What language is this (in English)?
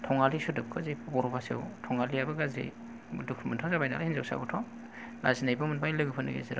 Bodo